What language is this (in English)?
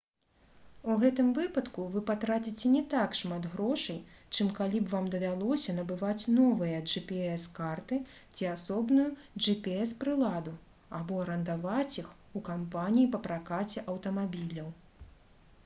Belarusian